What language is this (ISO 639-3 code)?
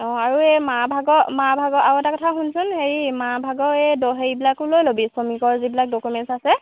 asm